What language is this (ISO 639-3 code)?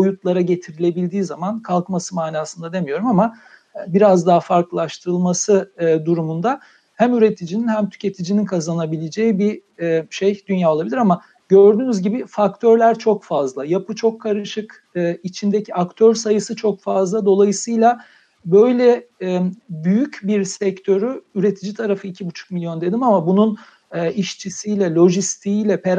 tur